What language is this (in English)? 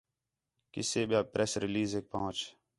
Khetrani